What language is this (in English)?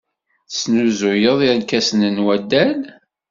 Kabyle